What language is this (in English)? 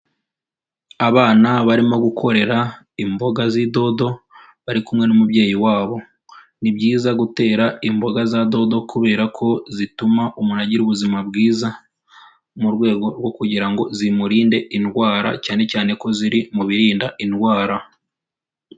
Kinyarwanda